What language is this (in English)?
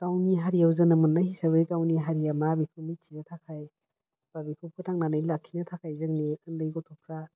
Bodo